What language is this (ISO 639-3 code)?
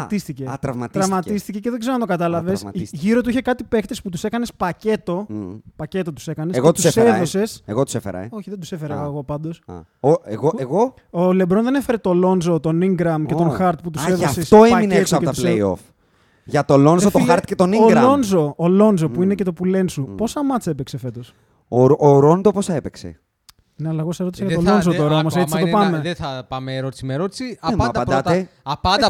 ell